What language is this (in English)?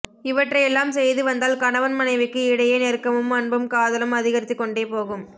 Tamil